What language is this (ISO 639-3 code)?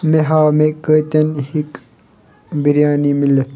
kas